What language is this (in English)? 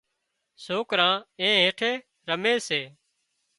Wadiyara Koli